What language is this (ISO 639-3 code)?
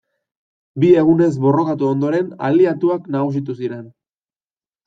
eus